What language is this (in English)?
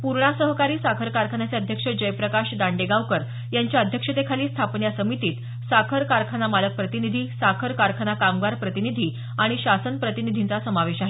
Marathi